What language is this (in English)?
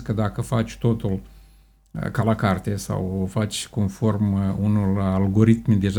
Romanian